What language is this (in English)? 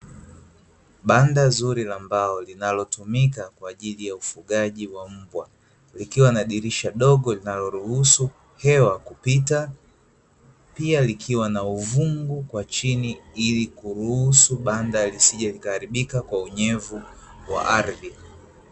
Swahili